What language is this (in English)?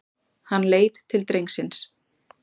Icelandic